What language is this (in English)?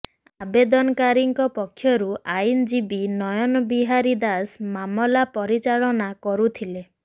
Odia